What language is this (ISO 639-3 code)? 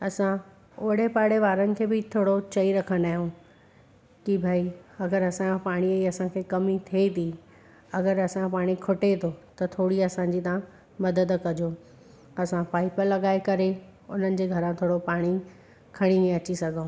snd